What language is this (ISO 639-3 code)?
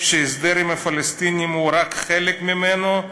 heb